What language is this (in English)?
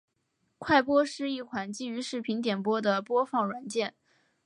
Chinese